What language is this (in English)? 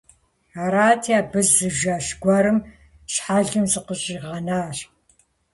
Kabardian